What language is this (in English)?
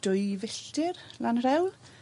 Welsh